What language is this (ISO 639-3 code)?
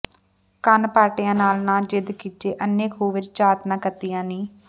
pan